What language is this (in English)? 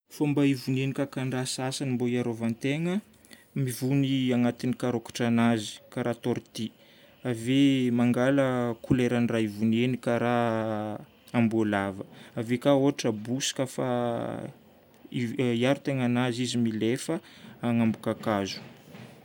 Northern Betsimisaraka Malagasy